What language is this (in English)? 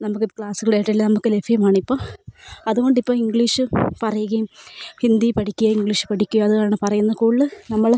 Malayalam